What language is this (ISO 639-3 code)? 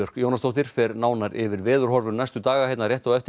isl